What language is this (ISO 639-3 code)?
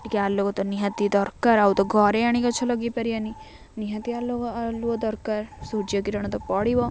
ori